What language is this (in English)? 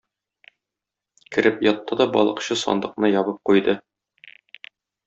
Tatar